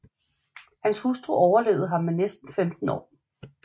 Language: Danish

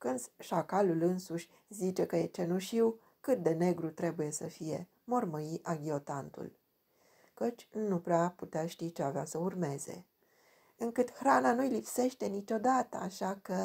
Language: Romanian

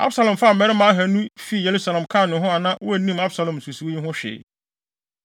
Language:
Akan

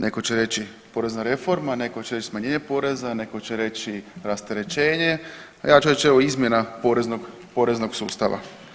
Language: Croatian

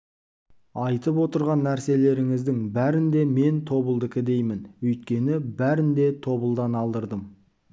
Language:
Kazakh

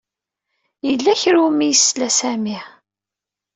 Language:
Kabyle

